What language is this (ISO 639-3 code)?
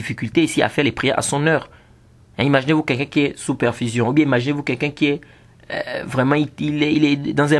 fra